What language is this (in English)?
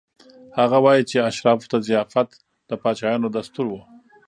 Pashto